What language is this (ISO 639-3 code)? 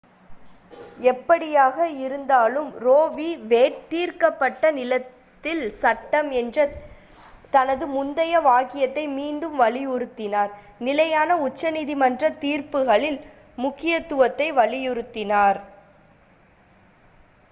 tam